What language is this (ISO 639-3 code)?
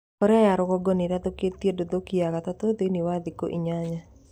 kik